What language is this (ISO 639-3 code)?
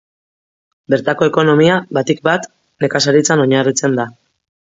eus